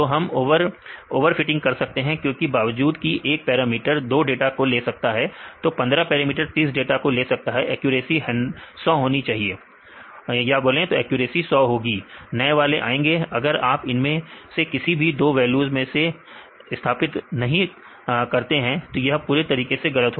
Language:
Hindi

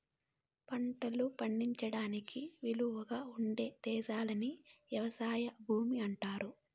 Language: Telugu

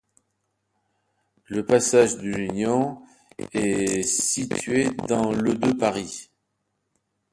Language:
French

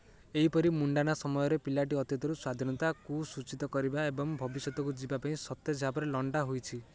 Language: Odia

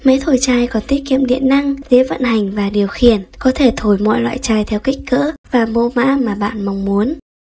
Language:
Vietnamese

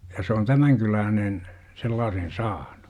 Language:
Finnish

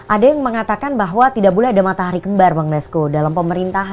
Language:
Indonesian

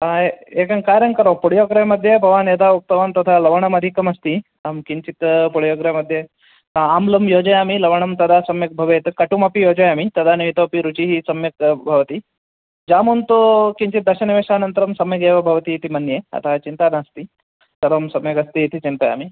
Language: Sanskrit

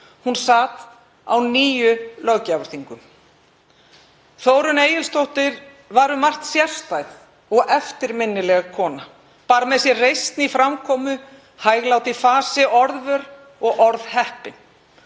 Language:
Icelandic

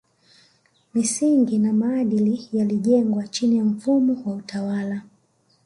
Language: Swahili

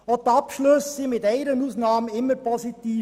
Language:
Swiss German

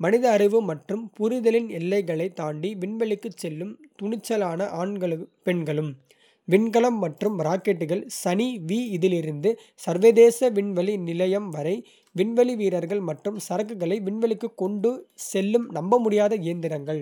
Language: Kota (India)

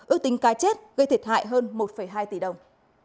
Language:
Vietnamese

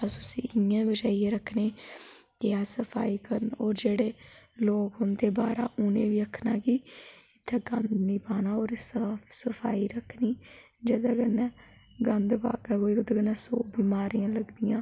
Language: Dogri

